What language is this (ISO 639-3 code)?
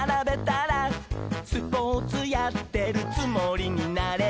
jpn